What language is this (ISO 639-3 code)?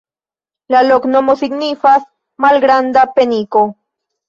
epo